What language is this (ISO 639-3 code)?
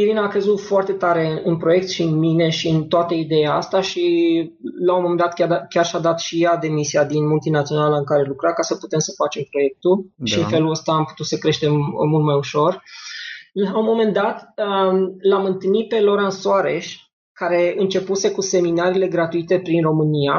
ron